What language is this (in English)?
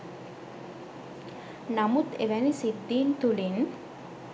Sinhala